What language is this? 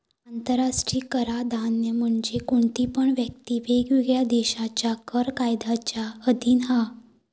Marathi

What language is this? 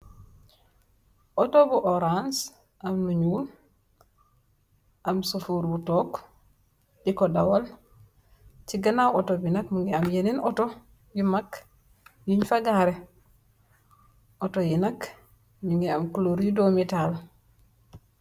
Wolof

